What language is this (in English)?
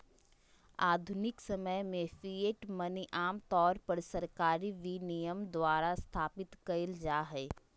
Magahi